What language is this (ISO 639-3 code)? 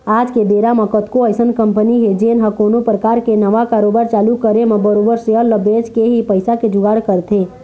hne